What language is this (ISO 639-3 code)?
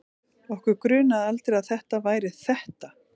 isl